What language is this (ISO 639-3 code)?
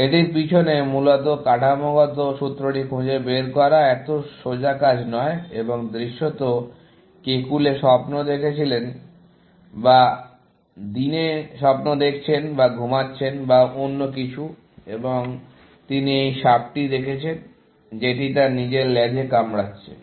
ben